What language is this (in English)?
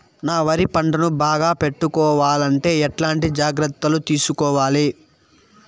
Telugu